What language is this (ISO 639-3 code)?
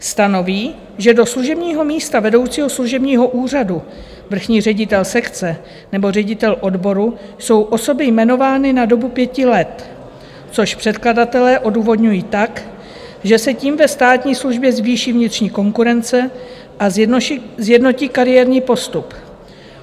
ces